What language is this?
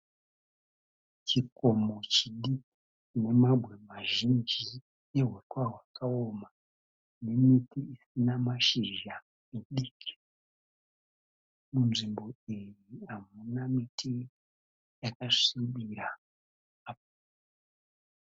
Shona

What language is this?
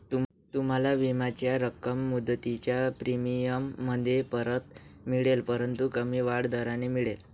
Marathi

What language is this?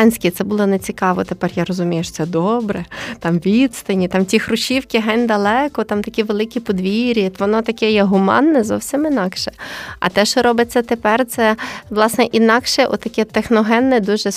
Ukrainian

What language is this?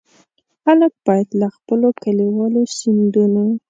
Pashto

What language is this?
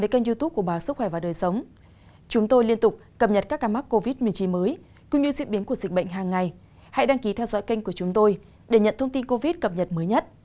Vietnamese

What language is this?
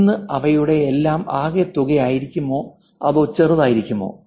Malayalam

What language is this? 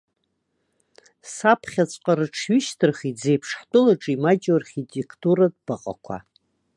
Abkhazian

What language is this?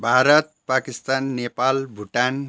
Nepali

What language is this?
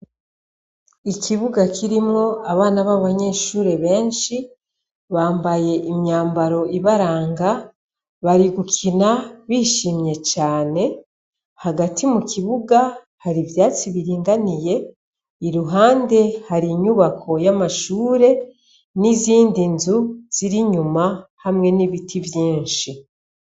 Rundi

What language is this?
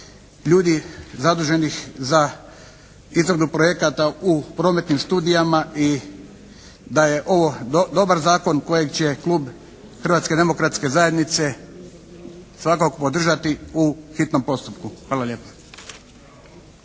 Croatian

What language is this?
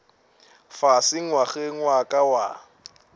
Northern Sotho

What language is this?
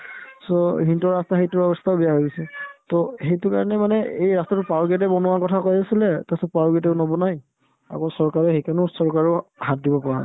Assamese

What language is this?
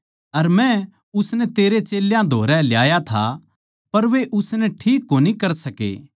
Haryanvi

